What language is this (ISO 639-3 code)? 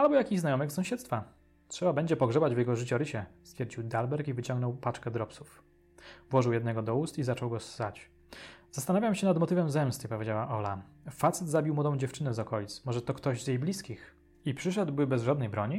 pol